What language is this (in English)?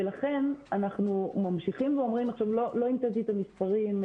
Hebrew